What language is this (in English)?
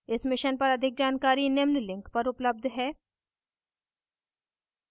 Hindi